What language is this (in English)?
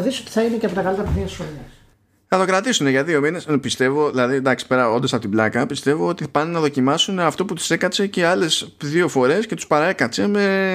Greek